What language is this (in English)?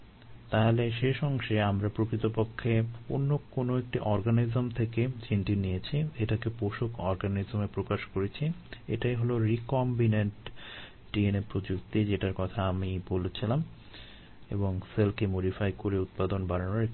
Bangla